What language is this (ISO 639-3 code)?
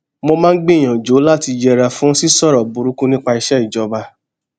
yor